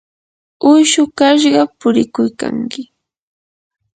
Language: Yanahuanca Pasco Quechua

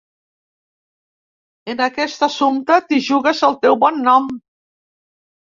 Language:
Catalan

